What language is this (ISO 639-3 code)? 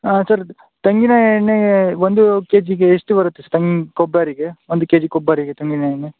kan